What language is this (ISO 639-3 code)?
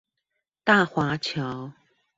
zho